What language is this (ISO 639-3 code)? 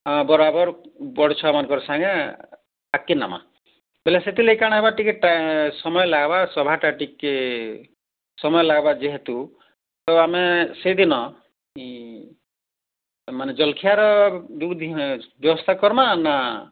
ori